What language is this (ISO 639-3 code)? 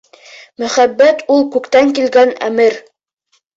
bak